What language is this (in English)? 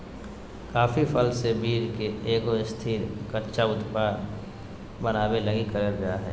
Magahi